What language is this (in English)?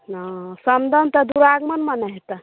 Maithili